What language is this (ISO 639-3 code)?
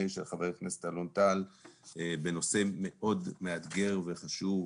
heb